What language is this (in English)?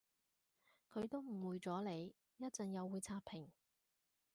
Cantonese